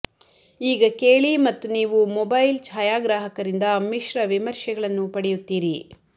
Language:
Kannada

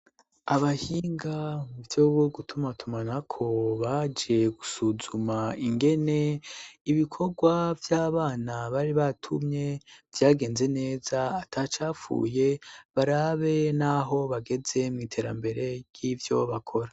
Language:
Rundi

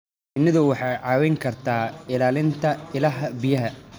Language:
Somali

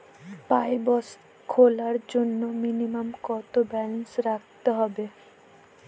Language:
Bangla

